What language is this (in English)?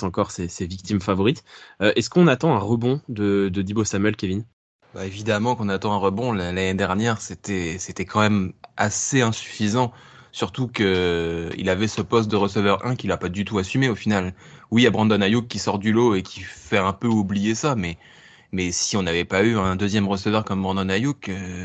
French